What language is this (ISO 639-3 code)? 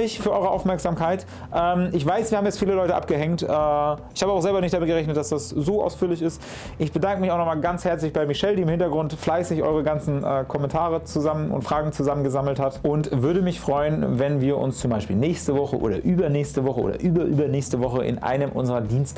deu